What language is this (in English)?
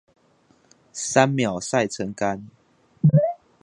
Chinese